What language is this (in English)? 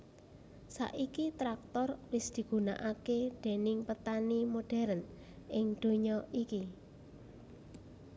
Javanese